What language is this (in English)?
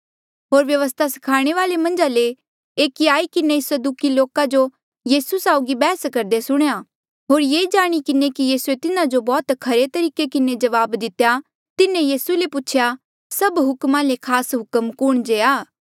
Mandeali